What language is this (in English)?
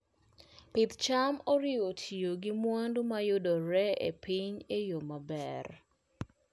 Luo (Kenya and Tanzania)